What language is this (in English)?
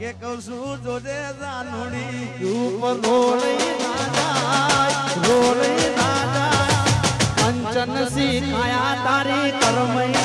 Gujarati